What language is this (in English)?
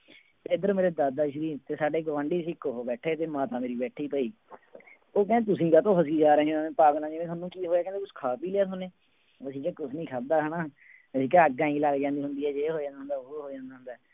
Punjabi